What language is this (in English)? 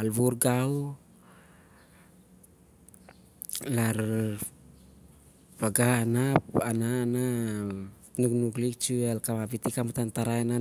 Siar-Lak